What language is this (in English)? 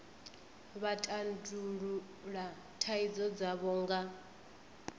Venda